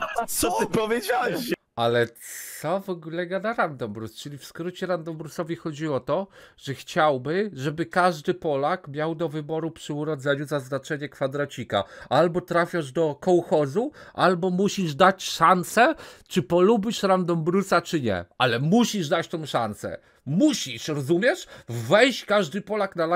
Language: Polish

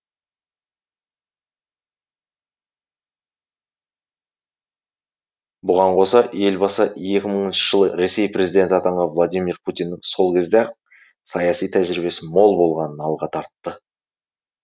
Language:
Kazakh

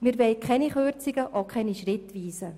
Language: Swiss German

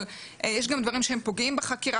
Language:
Hebrew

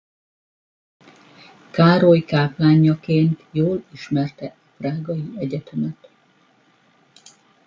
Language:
Hungarian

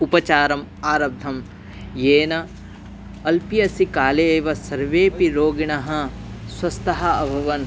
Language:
Sanskrit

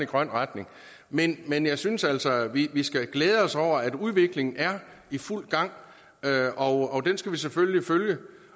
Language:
Danish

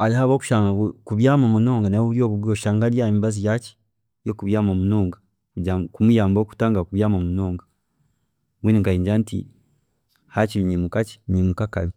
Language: Chiga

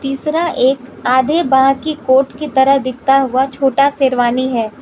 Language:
Hindi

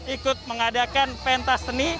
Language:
Indonesian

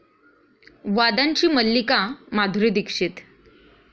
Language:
Marathi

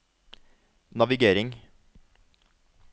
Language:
Norwegian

